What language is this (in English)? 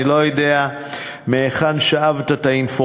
Hebrew